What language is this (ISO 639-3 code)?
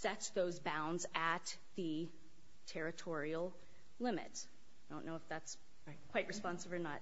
eng